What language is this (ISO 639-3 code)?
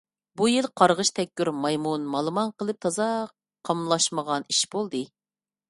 uig